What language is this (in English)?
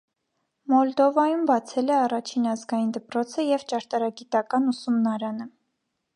Armenian